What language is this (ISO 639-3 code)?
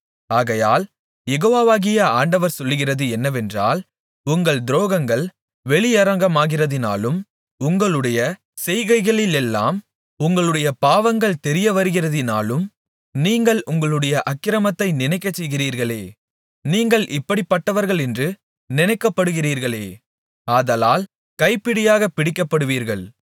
tam